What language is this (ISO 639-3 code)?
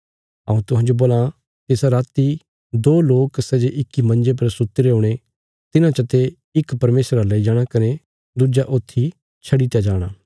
kfs